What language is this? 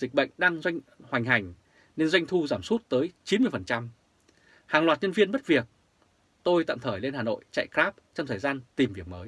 Vietnamese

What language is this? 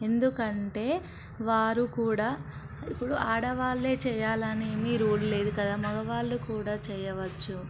Telugu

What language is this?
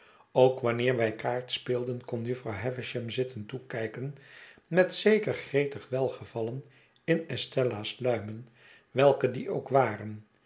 Dutch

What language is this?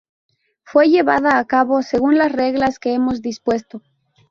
Spanish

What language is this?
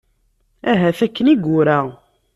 Kabyle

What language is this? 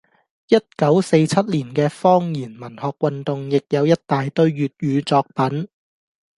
Cantonese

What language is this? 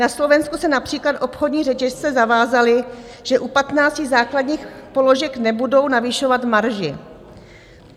Czech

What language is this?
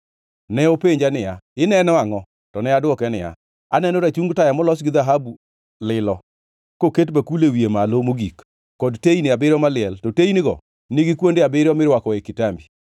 Luo (Kenya and Tanzania)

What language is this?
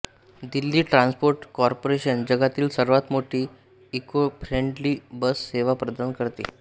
Marathi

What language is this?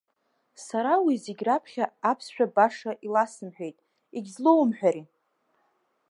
Abkhazian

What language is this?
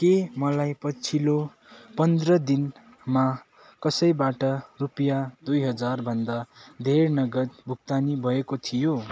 Nepali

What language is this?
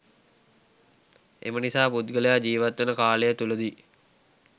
Sinhala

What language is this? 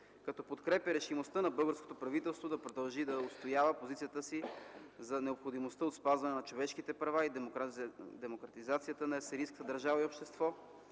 Bulgarian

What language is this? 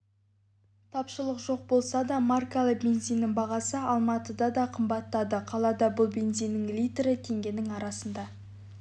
Kazakh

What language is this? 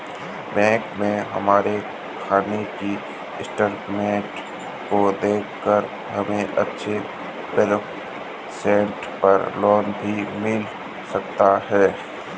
Hindi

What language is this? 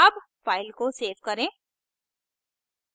Hindi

